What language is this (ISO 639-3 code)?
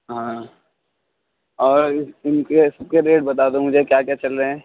urd